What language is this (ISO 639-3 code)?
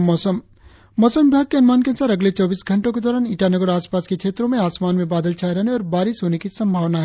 hin